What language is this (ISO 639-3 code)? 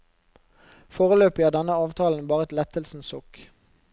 nor